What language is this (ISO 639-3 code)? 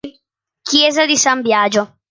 ita